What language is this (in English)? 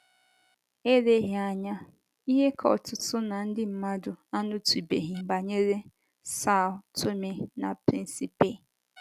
Igbo